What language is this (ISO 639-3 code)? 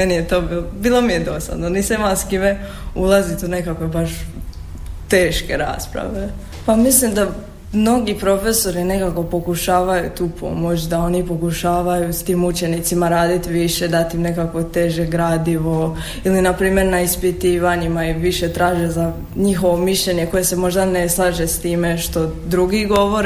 hrv